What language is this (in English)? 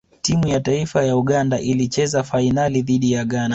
Swahili